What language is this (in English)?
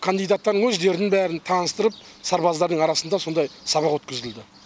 Kazakh